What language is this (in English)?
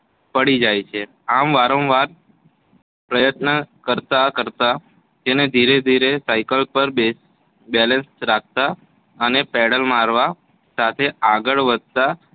Gujarati